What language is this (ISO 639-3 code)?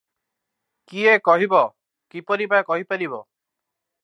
ori